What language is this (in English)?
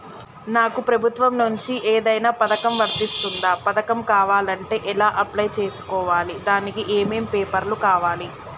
Telugu